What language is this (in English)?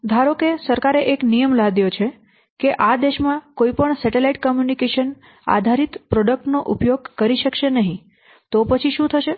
Gujarati